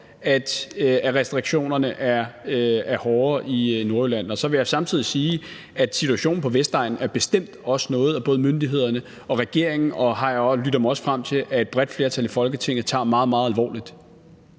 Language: Danish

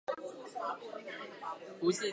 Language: Chinese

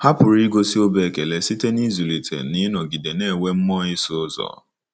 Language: Igbo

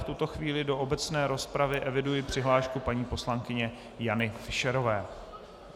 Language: Czech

